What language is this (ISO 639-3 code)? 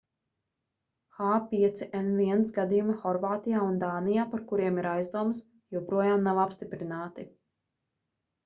lav